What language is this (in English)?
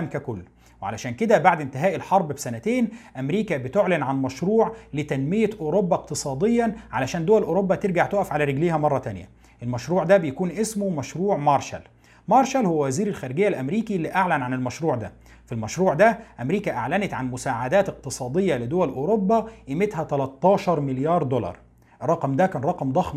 Arabic